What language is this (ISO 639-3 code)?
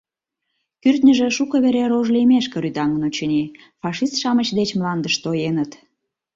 chm